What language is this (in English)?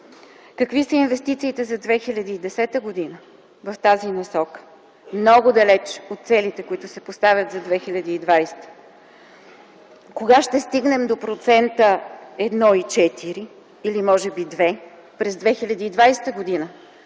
Bulgarian